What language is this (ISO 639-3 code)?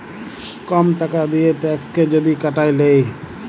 ben